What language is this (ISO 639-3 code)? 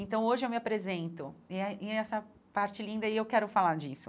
por